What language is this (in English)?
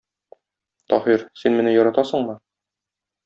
Tatar